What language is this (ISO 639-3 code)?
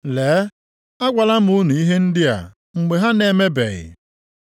ibo